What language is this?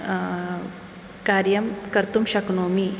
Sanskrit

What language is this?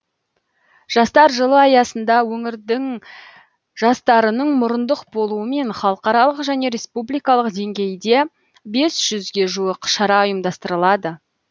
Kazakh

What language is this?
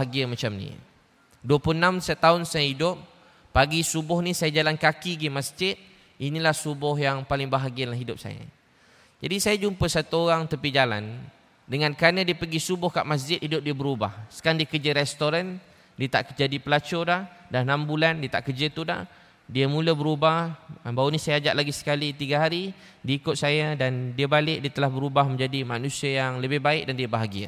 Malay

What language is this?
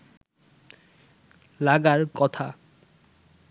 Bangla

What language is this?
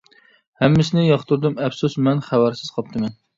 Uyghur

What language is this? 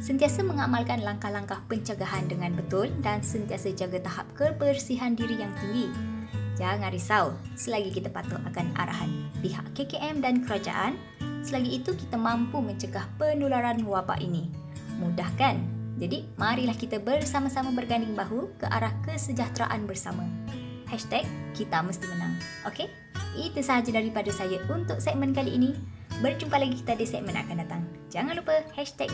Malay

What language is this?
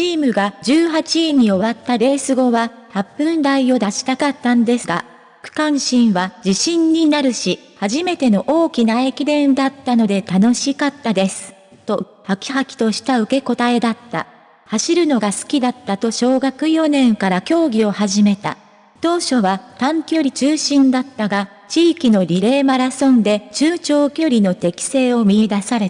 Japanese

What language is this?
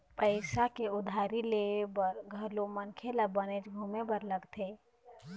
Chhattisgarhi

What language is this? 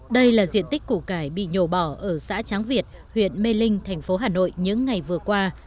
Vietnamese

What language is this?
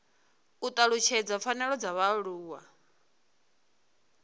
Venda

